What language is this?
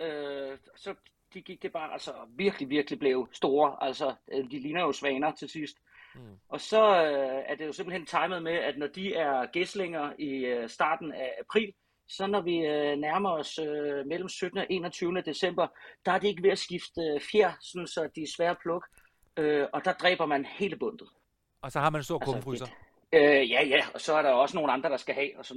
Danish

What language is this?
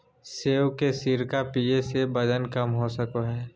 Magahi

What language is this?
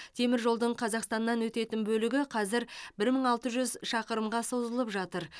Kazakh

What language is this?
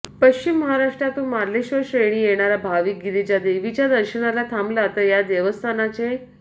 Marathi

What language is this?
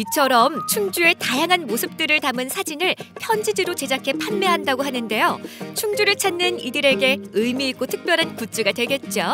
Korean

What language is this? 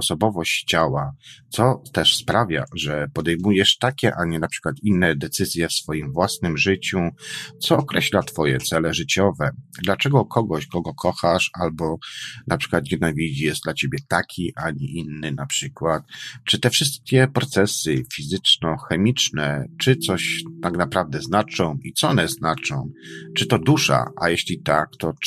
Polish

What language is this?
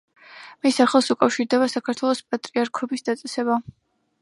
Georgian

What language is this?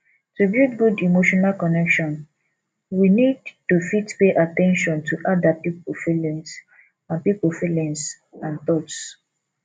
Nigerian Pidgin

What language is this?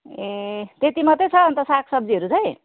Nepali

